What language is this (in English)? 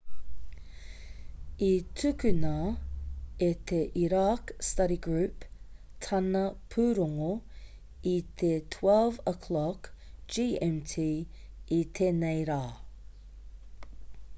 Māori